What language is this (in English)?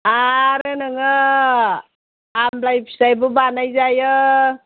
Bodo